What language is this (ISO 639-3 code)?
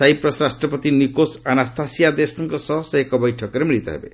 ori